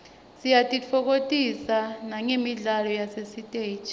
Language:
Swati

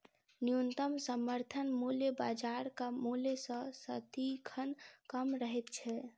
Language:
Maithili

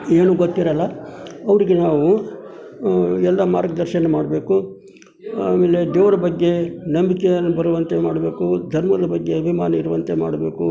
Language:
Kannada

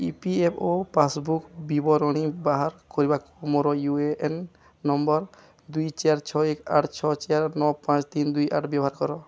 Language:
Odia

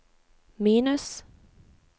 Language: Norwegian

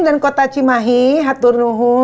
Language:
Indonesian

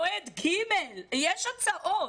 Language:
Hebrew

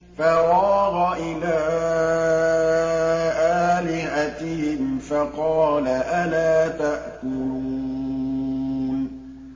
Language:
Arabic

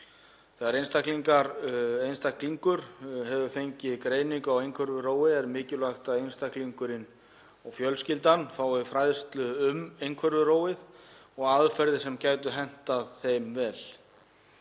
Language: Icelandic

